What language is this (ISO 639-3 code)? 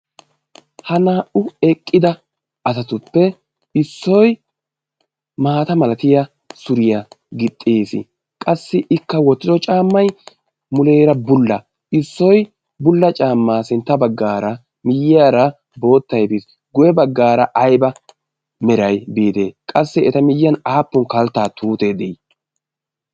wal